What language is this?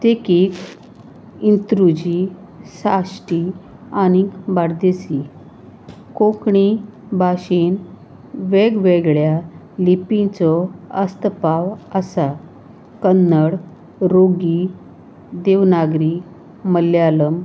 Konkani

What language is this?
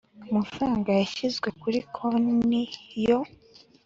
Kinyarwanda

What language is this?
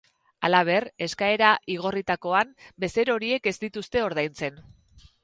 Basque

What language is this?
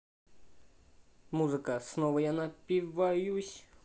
Russian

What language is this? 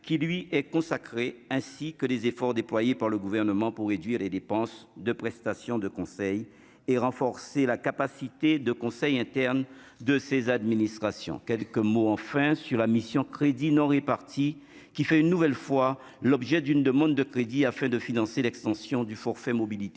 French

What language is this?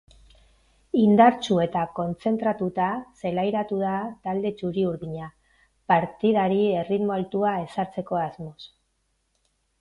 Basque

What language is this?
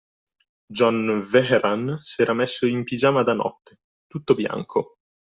Italian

